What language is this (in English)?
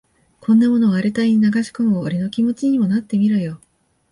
Japanese